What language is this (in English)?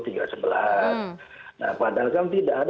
Indonesian